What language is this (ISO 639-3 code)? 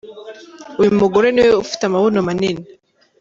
kin